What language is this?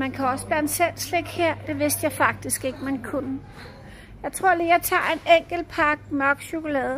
Danish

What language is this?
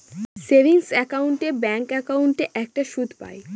Bangla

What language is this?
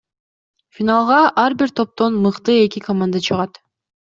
Kyrgyz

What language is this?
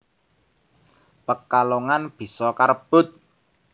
Javanese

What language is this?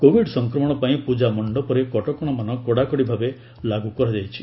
Odia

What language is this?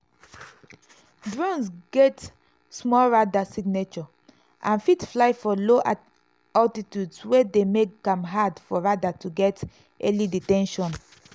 Nigerian Pidgin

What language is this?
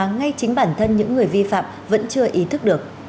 Vietnamese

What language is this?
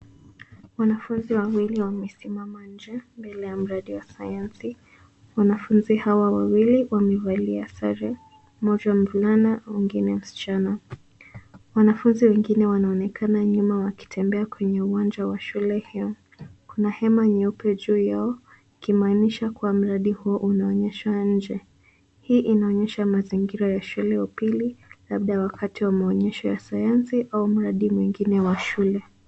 Swahili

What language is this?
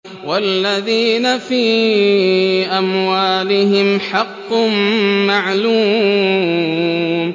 Arabic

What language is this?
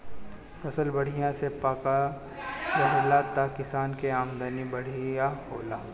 Bhojpuri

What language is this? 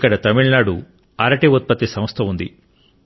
Telugu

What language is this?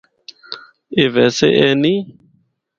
Northern Hindko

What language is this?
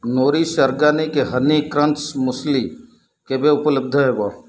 Odia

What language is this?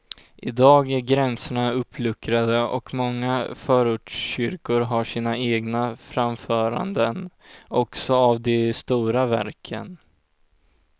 Swedish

